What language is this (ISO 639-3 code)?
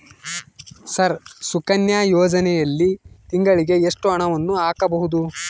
kan